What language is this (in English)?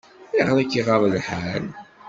Kabyle